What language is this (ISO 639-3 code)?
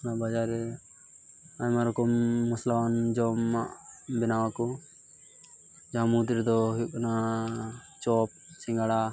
sat